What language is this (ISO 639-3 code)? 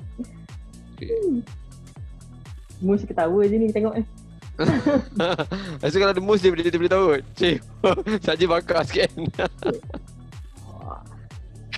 msa